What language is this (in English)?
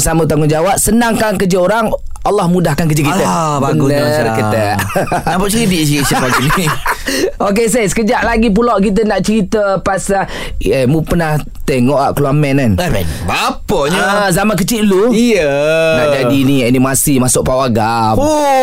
Malay